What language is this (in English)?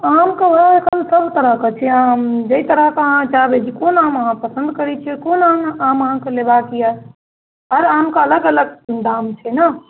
Maithili